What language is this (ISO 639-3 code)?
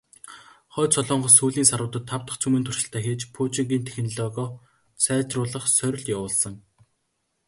mon